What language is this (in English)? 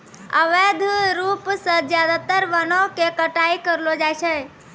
Maithili